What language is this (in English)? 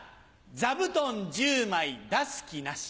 Japanese